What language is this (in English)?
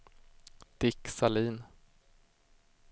Swedish